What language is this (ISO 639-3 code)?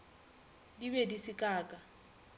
nso